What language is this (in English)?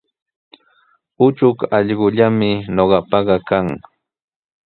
Sihuas Ancash Quechua